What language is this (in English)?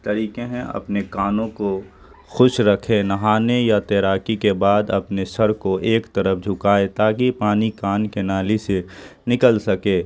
Urdu